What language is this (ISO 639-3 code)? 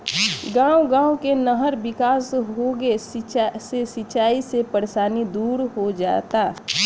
bho